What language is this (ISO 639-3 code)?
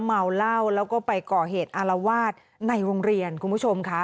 tha